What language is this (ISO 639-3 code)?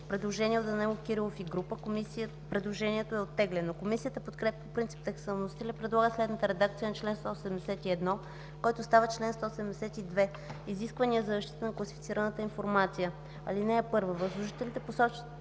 bul